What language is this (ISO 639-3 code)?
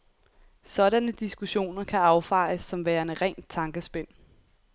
dan